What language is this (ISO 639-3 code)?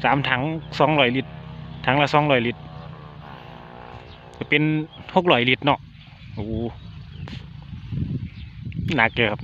tha